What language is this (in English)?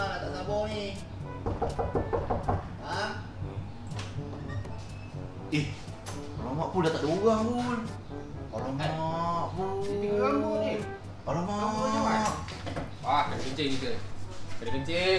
Malay